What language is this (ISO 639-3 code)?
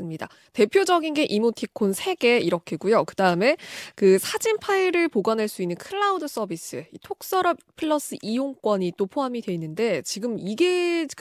kor